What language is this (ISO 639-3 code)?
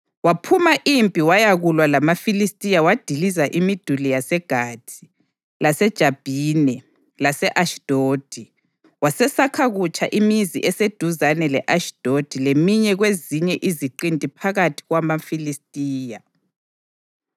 nde